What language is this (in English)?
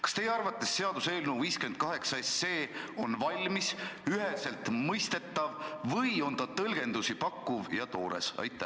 Estonian